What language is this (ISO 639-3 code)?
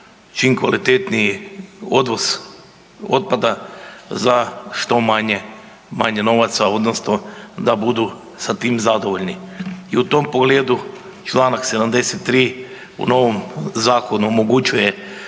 hrv